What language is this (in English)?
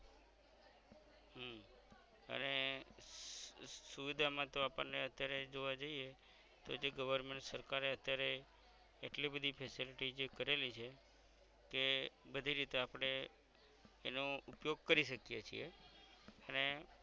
Gujarati